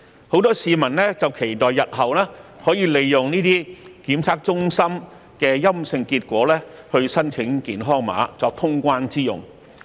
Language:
Cantonese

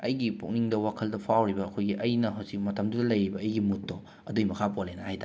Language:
Manipuri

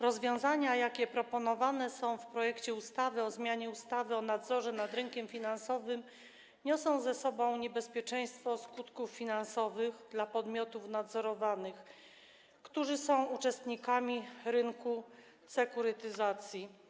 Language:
Polish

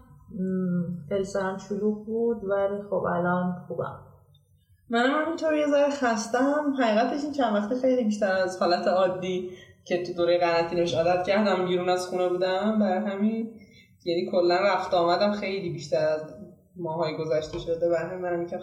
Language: Persian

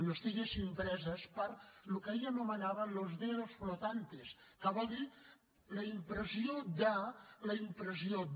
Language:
Catalan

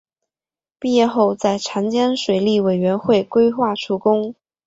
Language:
Chinese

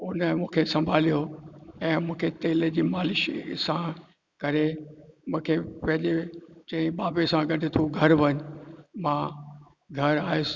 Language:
Sindhi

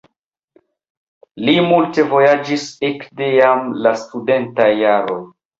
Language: Esperanto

